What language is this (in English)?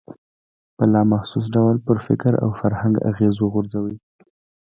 Pashto